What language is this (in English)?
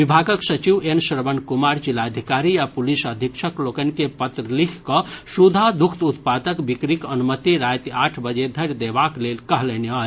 Maithili